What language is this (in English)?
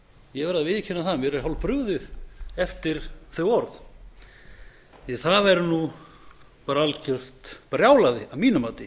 Icelandic